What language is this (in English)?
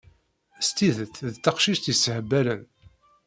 Kabyle